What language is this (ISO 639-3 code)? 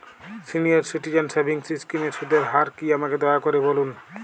ben